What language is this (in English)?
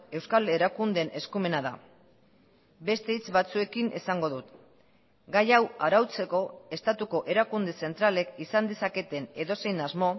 Basque